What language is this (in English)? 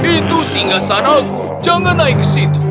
Indonesian